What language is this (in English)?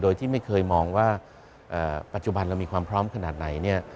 Thai